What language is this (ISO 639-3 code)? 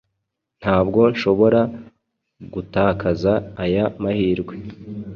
kin